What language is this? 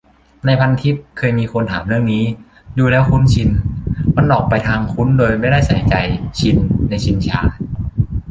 Thai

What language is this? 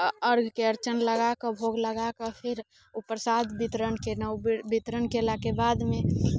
Maithili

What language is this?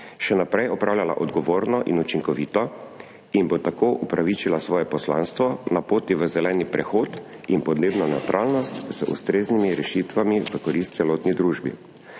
Slovenian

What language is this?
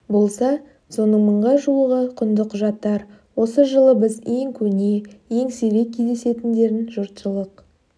Kazakh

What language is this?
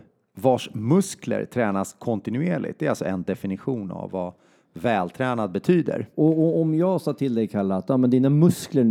Swedish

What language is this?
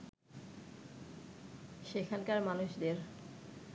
Bangla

